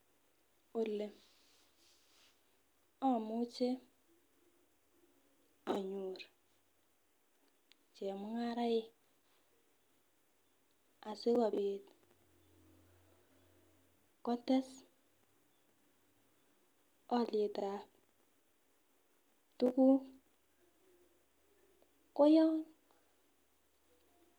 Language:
Kalenjin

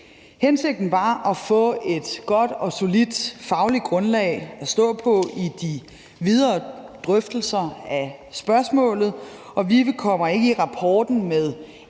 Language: Danish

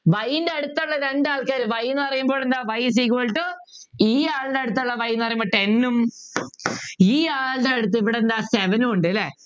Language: Malayalam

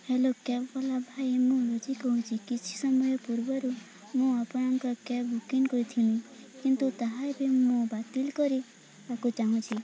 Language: Odia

